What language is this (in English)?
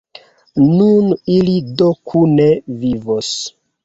Esperanto